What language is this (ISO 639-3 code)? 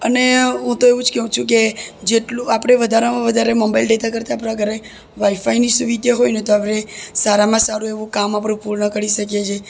guj